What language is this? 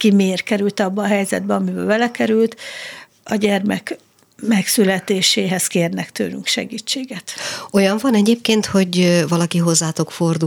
Hungarian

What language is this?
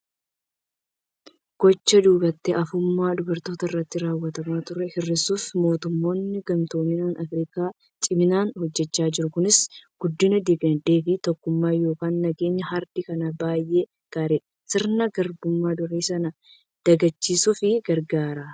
Oromo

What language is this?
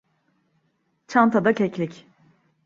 Turkish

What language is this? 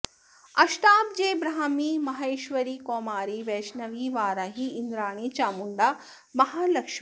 Sanskrit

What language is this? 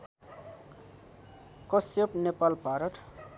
Nepali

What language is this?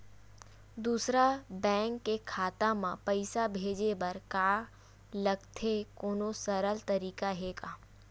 Chhattisgarhi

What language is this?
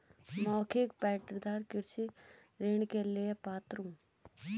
Hindi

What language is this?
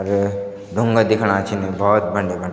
Garhwali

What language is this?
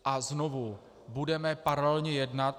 Czech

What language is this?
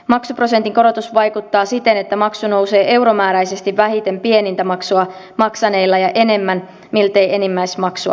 Finnish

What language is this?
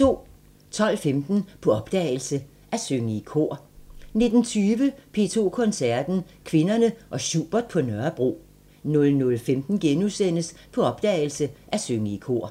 Danish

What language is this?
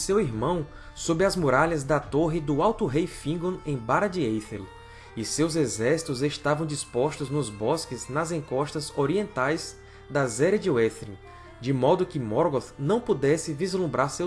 Portuguese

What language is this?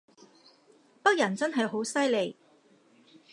Cantonese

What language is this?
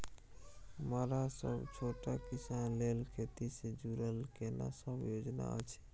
Maithili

